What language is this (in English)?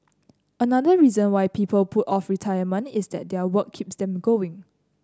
English